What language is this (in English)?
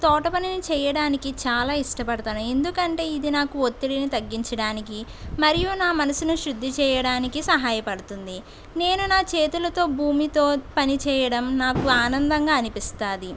Telugu